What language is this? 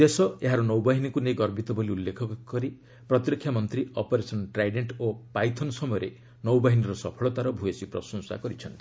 Odia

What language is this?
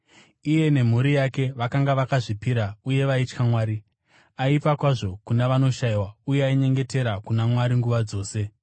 Shona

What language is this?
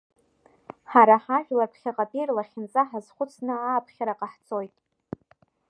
Abkhazian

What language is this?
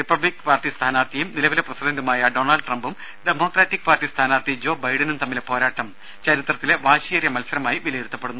Malayalam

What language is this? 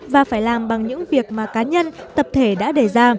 Vietnamese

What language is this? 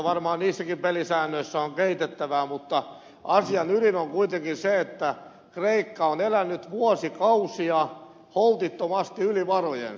Finnish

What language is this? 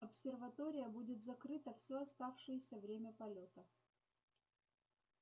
Russian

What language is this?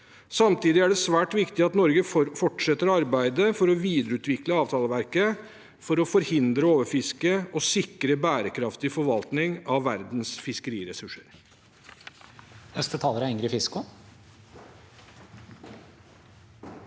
Norwegian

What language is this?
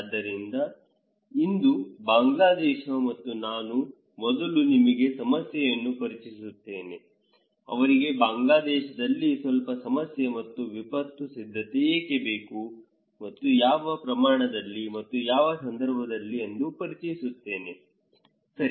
Kannada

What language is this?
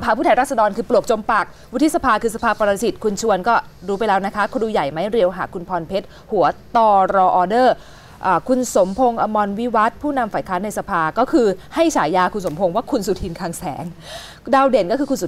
Thai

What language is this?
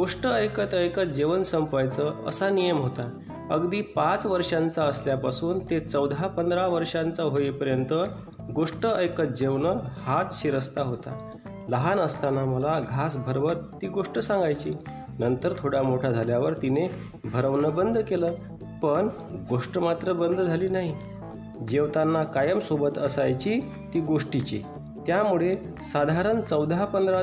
Marathi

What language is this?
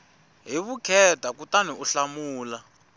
Tsonga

